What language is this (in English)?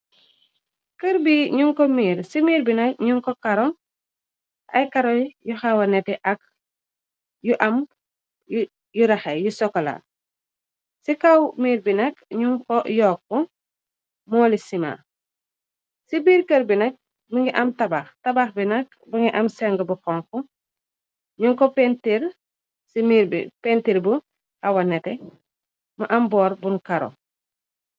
Wolof